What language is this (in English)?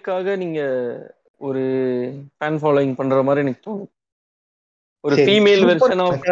Tamil